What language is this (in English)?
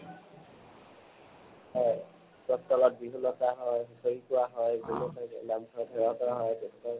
Assamese